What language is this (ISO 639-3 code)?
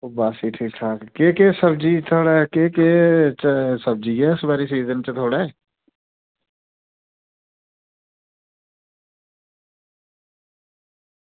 doi